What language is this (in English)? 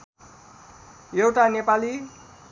Nepali